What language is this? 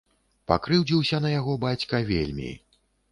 Belarusian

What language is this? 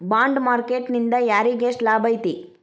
Kannada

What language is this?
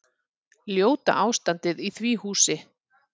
Icelandic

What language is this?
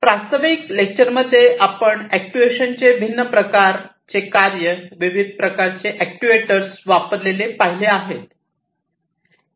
Marathi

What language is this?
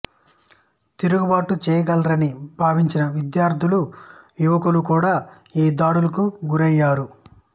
Telugu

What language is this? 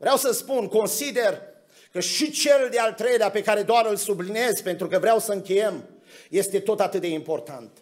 Romanian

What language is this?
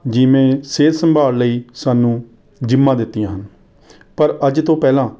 Punjabi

